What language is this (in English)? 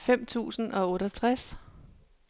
Danish